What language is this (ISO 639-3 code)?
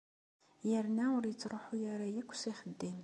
kab